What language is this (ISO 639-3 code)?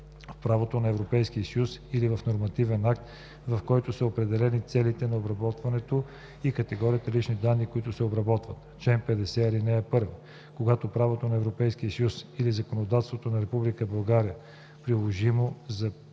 bul